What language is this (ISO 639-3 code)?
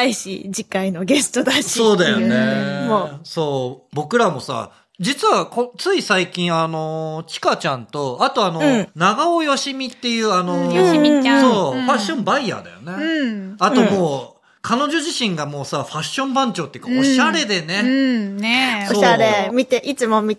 jpn